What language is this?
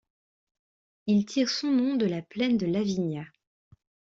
French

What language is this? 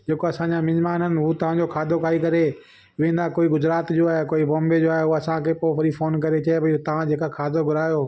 Sindhi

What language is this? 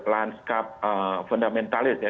Indonesian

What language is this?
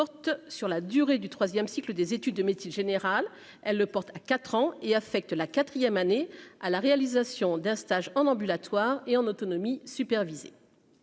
French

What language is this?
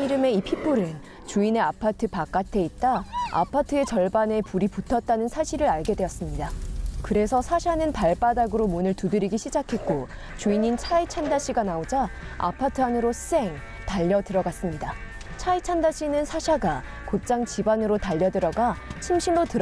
Korean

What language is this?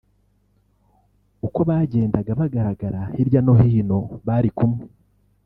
Kinyarwanda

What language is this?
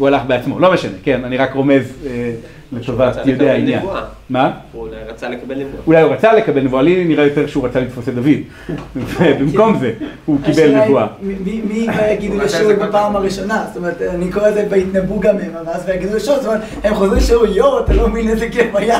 Hebrew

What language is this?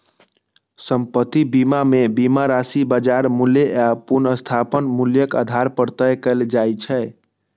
Maithili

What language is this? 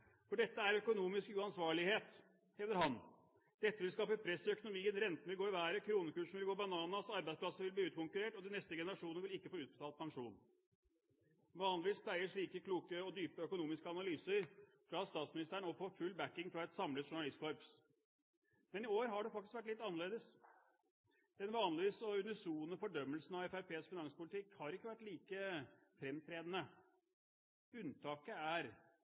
Norwegian Bokmål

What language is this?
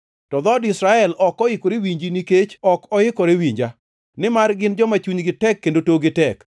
Luo (Kenya and Tanzania)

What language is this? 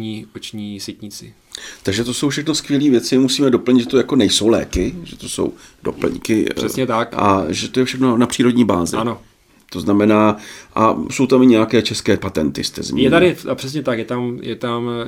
Czech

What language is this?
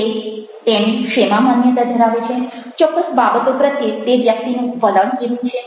Gujarati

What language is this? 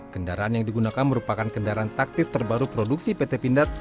Indonesian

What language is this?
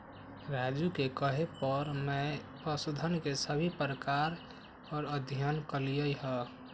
Magahi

